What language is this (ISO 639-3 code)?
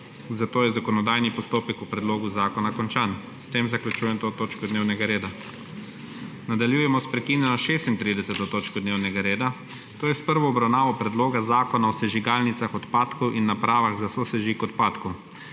slv